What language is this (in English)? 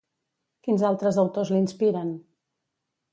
Catalan